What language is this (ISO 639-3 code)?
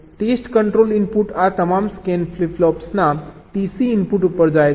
guj